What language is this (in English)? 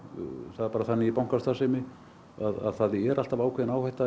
Icelandic